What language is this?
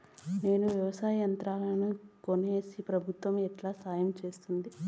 Telugu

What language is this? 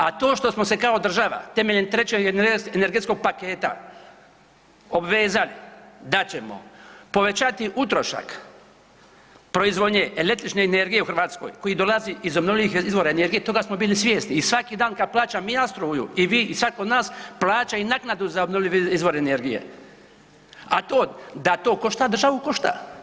Croatian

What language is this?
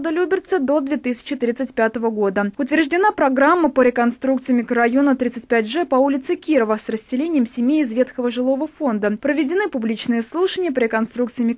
Russian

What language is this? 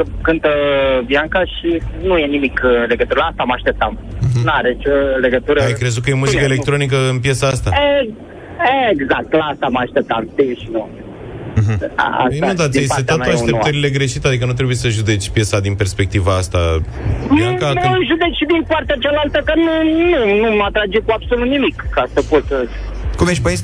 Romanian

